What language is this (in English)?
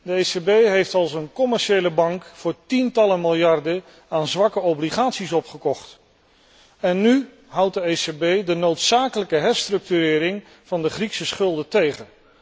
Dutch